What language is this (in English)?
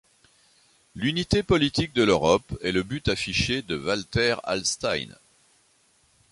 French